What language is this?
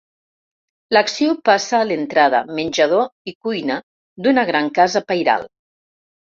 Catalan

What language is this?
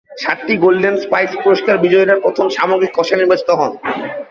Bangla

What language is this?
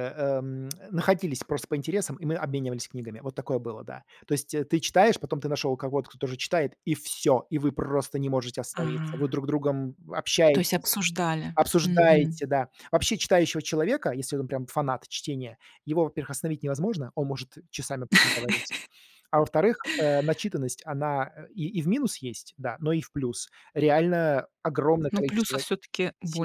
Russian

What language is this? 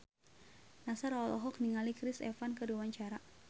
Sundanese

